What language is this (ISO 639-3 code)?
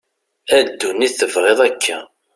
kab